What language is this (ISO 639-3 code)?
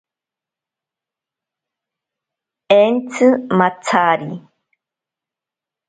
prq